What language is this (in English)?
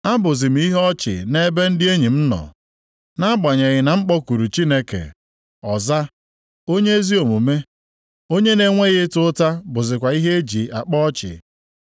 Igbo